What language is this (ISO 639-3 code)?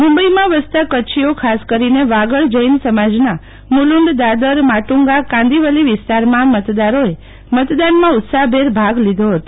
guj